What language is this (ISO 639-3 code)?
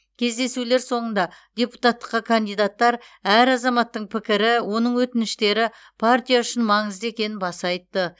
kaz